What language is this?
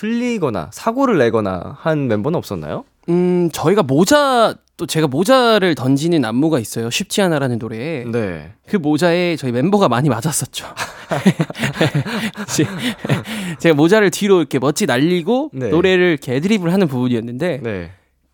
Korean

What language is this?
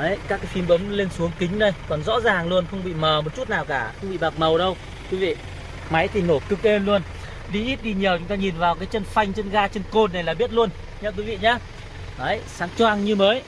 Vietnamese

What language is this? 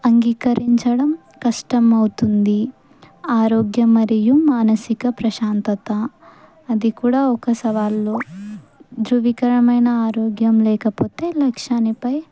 Telugu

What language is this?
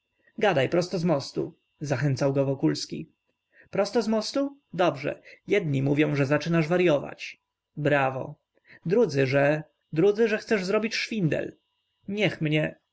Polish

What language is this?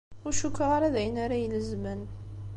Kabyle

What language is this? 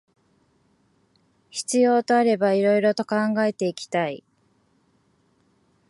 Japanese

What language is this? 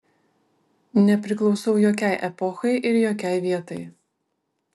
Lithuanian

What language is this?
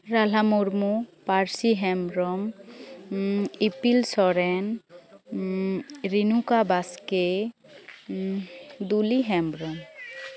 Santali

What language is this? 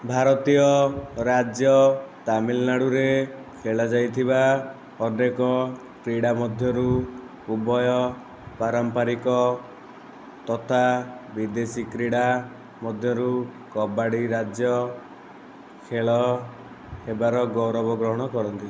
Odia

